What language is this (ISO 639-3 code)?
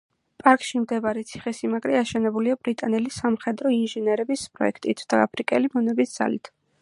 kat